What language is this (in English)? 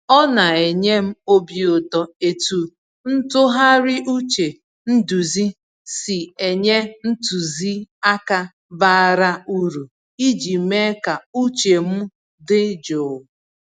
Igbo